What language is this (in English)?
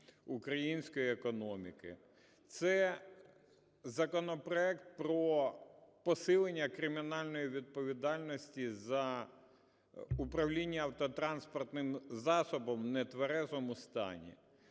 Ukrainian